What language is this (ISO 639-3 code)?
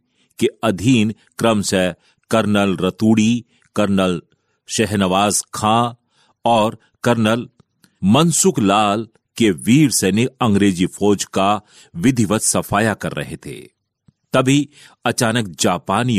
hin